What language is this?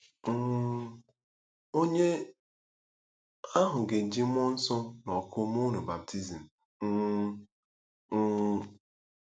Igbo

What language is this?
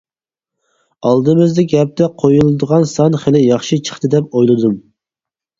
Uyghur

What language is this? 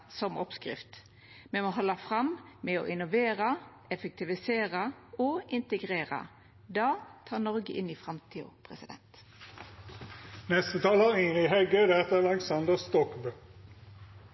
Norwegian Nynorsk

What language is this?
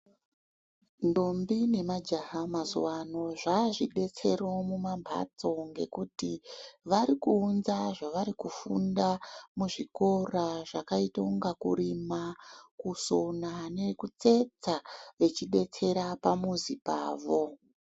Ndau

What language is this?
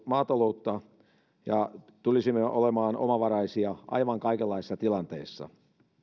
Finnish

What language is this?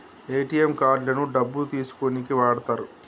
Telugu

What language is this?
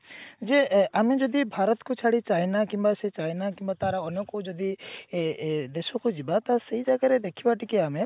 Odia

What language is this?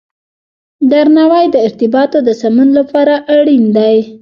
Pashto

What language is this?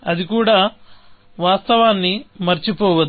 Telugu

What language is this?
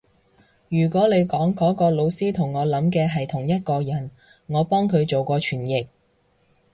Cantonese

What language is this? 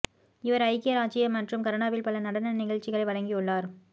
Tamil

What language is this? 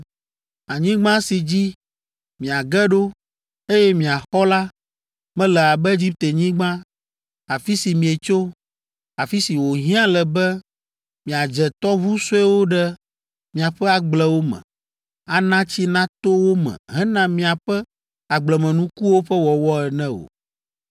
Ewe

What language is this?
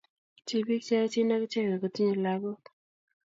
Kalenjin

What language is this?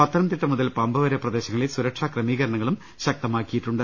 Malayalam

